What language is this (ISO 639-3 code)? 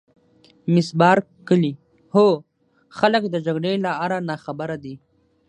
pus